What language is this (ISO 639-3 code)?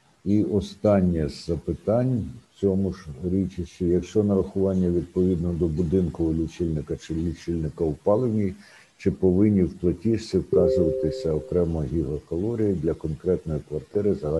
ukr